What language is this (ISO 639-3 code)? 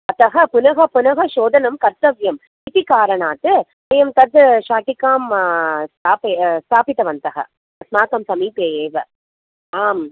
san